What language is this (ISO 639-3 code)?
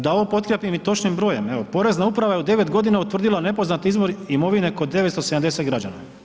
hrv